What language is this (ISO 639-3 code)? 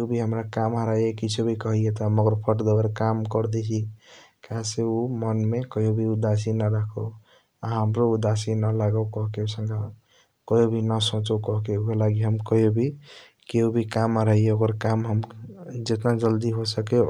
thq